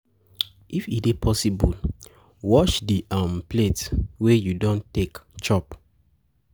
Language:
Nigerian Pidgin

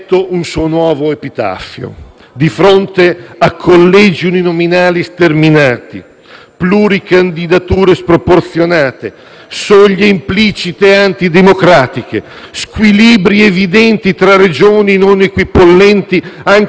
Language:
Italian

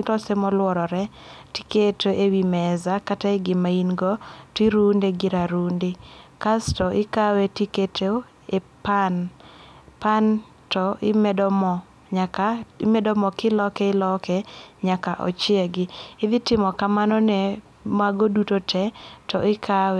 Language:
Luo (Kenya and Tanzania)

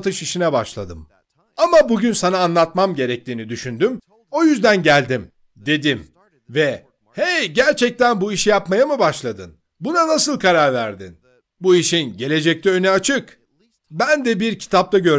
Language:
Turkish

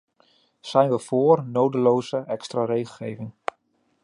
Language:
Dutch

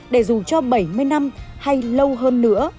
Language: Vietnamese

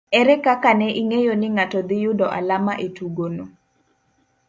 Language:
Luo (Kenya and Tanzania)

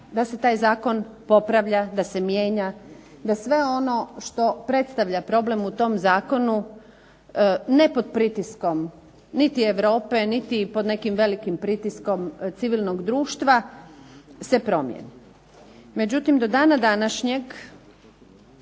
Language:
Croatian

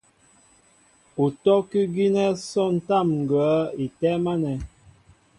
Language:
Mbo (Cameroon)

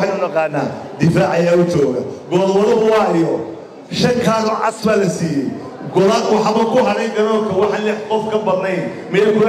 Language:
Arabic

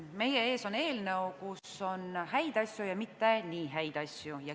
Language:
Estonian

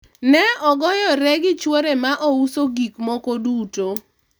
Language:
Luo (Kenya and Tanzania)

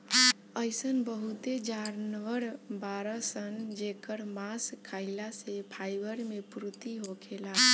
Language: Bhojpuri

